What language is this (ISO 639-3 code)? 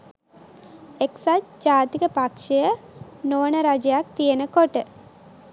sin